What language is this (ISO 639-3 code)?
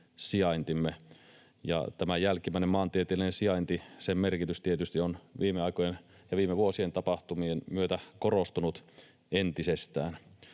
fin